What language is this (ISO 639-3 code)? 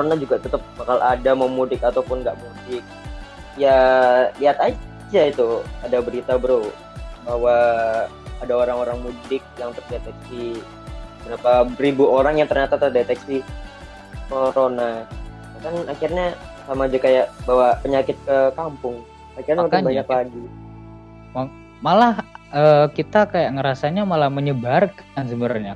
ind